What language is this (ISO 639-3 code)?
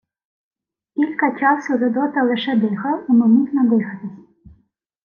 ukr